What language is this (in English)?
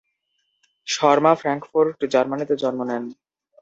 Bangla